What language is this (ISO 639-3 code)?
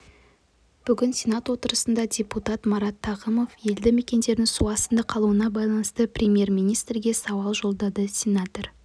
kaz